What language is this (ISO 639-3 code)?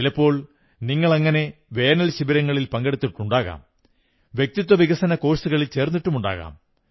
mal